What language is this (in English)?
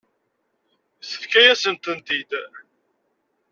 Kabyle